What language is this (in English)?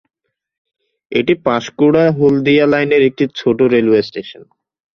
Bangla